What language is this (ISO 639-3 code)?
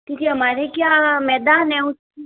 hin